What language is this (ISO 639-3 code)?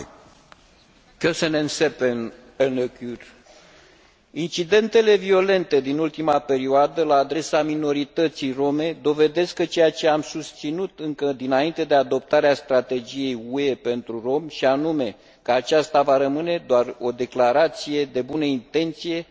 ron